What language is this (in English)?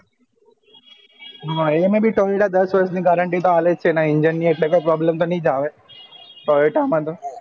Gujarati